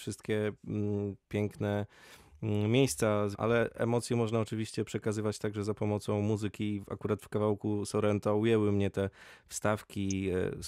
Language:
Polish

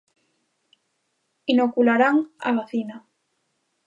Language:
Galician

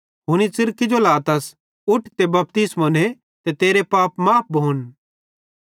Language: Bhadrawahi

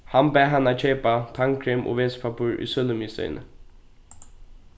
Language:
Faroese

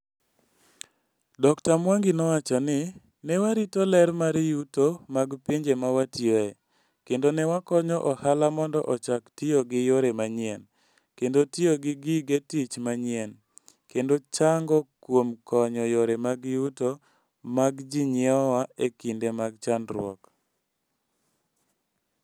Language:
Luo (Kenya and Tanzania)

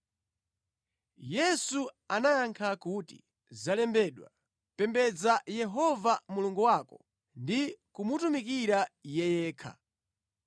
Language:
Nyanja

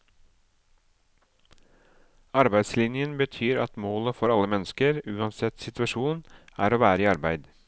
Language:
Norwegian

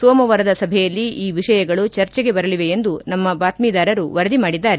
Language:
Kannada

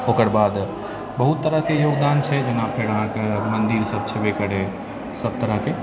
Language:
Maithili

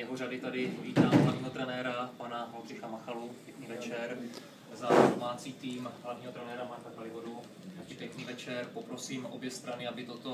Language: Czech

